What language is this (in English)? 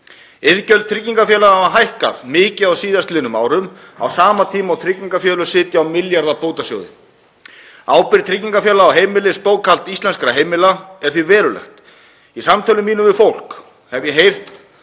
Icelandic